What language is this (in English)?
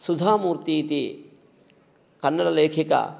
Sanskrit